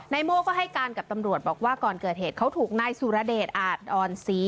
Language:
Thai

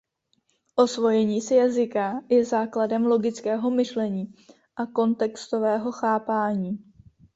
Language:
Czech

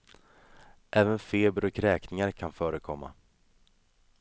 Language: Swedish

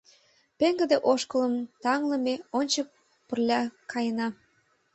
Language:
Mari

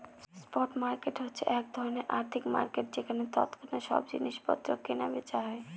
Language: Bangla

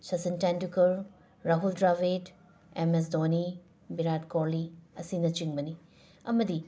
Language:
Manipuri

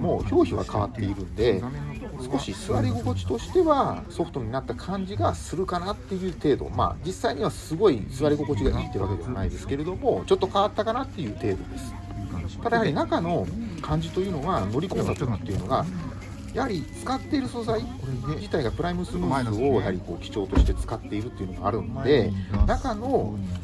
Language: Japanese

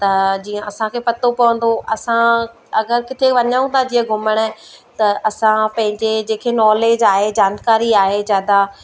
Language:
Sindhi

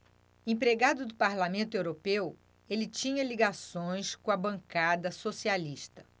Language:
Portuguese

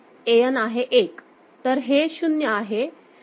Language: Marathi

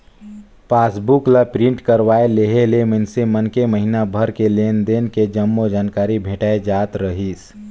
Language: Chhattisgarhi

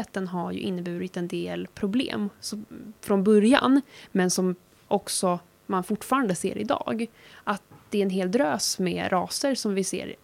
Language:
Swedish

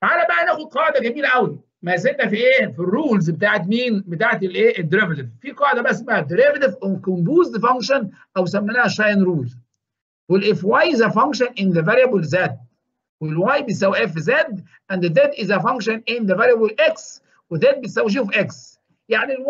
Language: Arabic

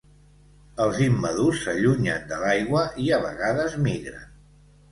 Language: Catalan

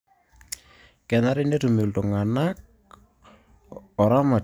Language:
Masai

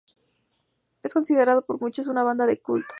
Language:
Spanish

